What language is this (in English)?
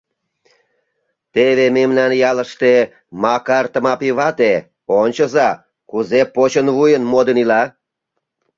Mari